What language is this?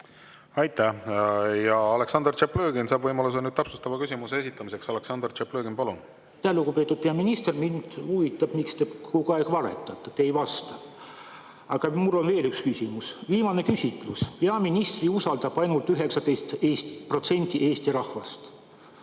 Estonian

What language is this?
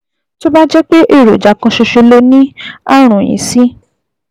Yoruba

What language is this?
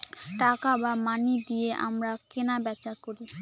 Bangla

